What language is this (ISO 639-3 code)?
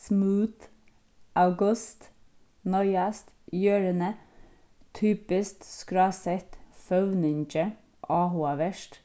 fao